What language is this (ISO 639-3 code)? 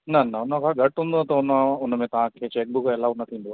snd